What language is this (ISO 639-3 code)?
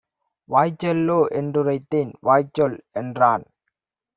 tam